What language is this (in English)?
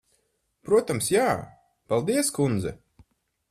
Latvian